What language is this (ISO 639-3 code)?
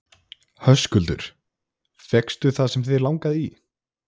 isl